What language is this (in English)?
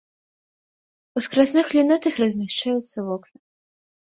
Belarusian